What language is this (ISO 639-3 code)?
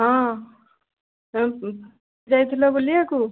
ori